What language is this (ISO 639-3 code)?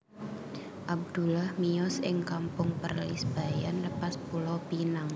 jav